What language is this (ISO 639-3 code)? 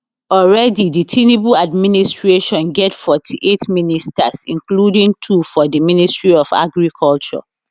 pcm